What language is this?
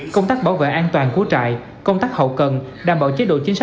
Vietnamese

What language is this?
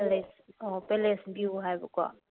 Manipuri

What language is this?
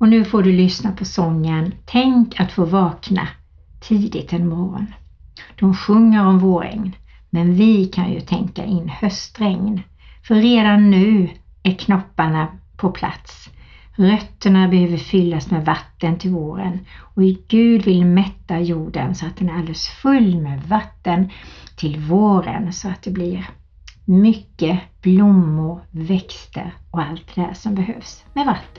Swedish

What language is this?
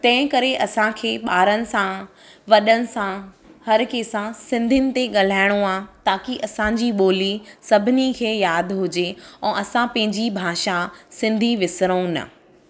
Sindhi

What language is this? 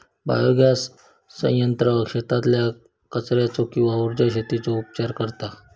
Marathi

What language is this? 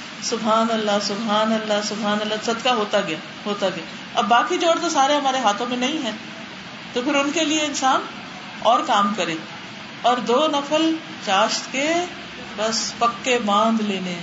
Urdu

